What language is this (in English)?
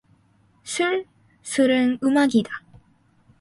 Korean